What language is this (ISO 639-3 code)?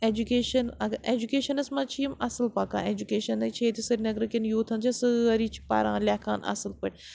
kas